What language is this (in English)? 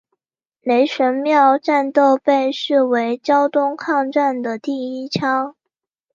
Chinese